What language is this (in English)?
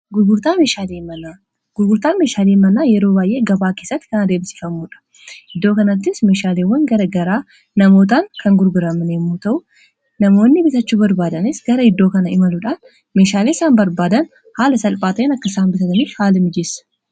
Oromo